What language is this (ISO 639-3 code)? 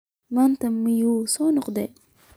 som